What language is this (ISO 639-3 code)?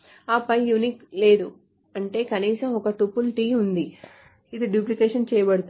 tel